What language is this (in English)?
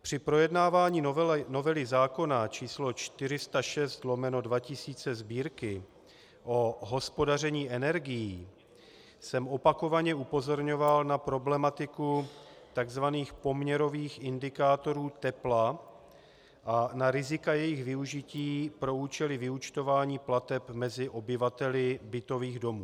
Czech